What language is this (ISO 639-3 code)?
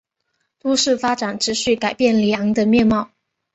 zho